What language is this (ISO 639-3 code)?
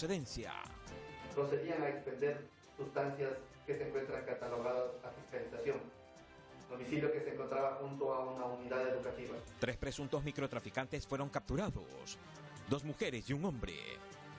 spa